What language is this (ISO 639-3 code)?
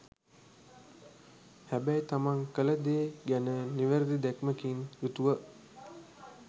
sin